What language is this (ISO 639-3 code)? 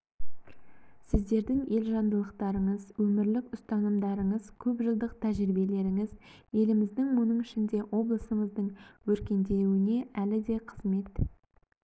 kaz